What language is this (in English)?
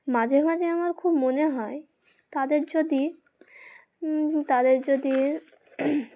Bangla